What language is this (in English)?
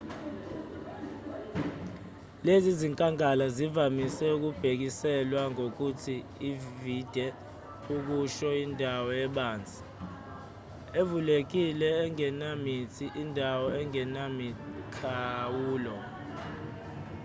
Zulu